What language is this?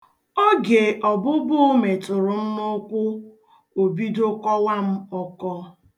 Igbo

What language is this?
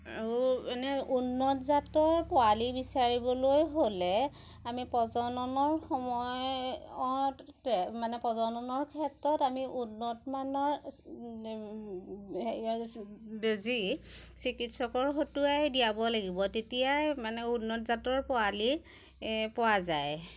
Assamese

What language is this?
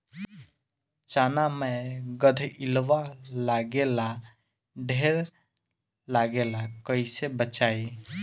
Bhojpuri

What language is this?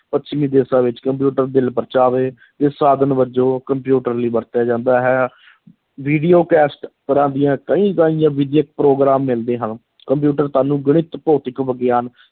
Punjabi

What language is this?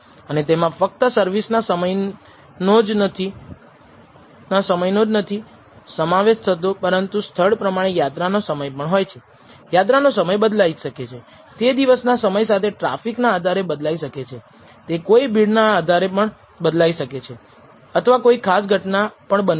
Gujarati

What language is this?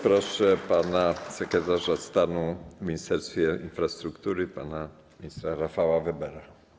Polish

